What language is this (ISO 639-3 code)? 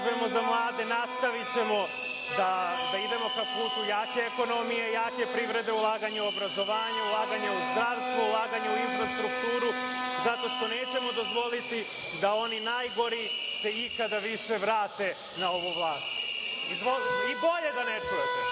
srp